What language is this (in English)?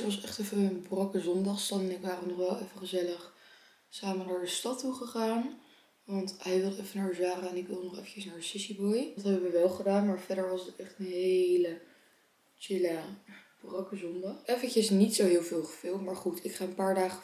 Dutch